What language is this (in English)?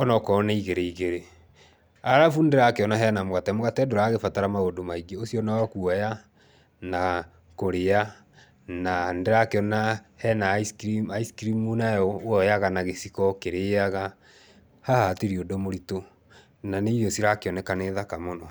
Kikuyu